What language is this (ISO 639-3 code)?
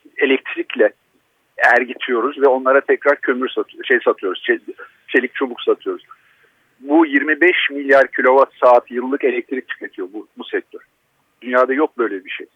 tur